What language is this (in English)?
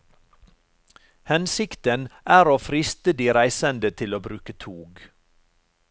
Norwegian